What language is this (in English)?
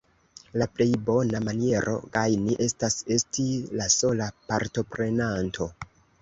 Esperanto